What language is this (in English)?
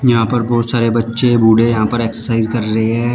Hindi